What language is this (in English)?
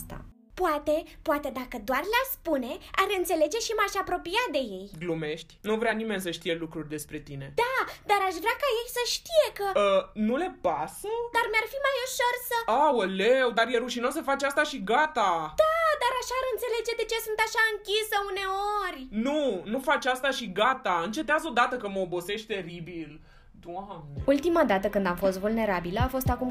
Romanian